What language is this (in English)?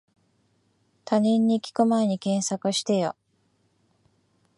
Japanese